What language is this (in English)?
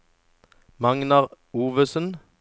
Norwegian